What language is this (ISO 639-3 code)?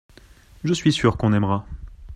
fra